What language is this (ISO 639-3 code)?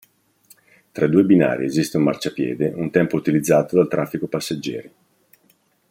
ita